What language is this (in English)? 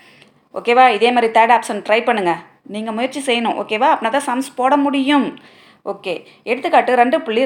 Tamil